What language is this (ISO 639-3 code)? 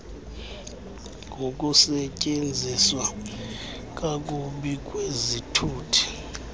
xho